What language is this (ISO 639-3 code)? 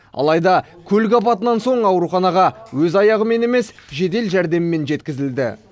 kaz